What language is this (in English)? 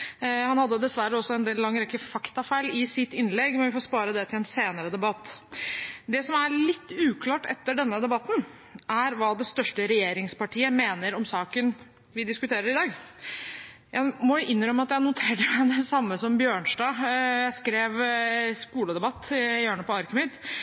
Norwegian Bokmål